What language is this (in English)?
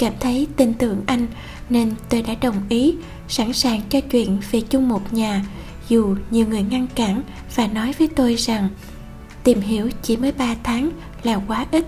Vietnamese